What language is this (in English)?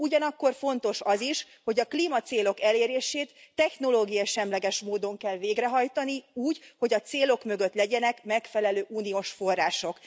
Hungarian